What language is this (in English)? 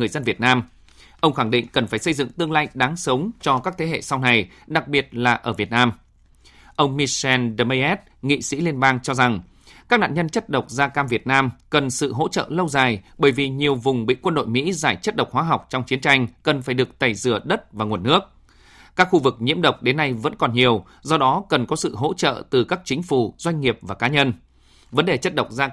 Vietnamese